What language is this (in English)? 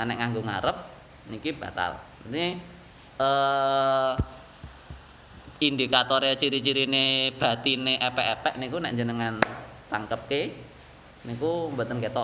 Indonesian